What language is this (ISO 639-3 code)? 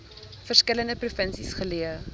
afr